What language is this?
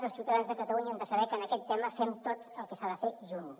Catalan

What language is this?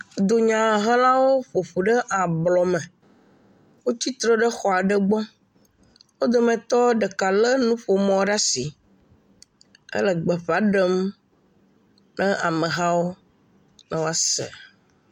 Ewe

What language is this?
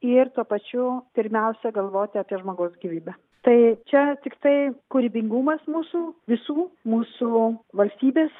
Lithuanian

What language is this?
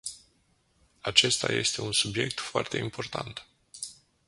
Romanian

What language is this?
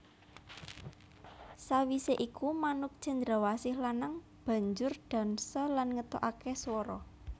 Javanese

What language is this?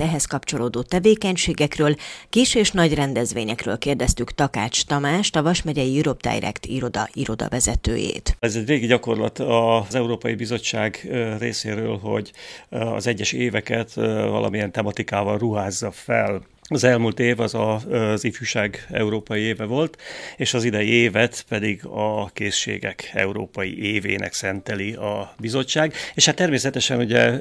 Hungarian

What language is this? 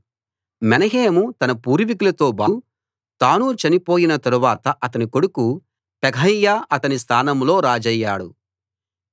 Telugu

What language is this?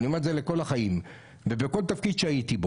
Hebrew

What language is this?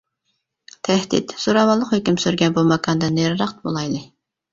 Uyghur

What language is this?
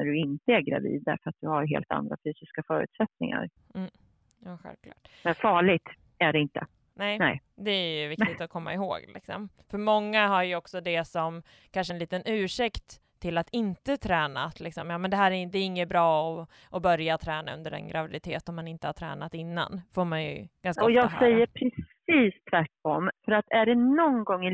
Swedish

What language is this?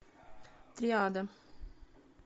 Russian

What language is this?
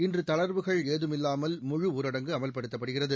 Tamil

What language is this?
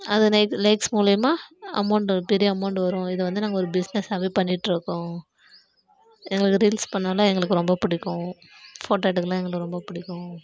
Tamil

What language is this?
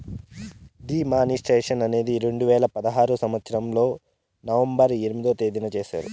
Telugu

